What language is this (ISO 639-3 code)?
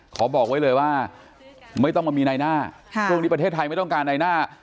tha